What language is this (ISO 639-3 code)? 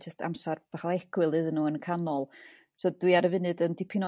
cym